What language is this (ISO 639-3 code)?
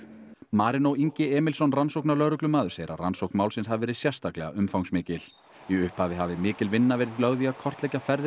isl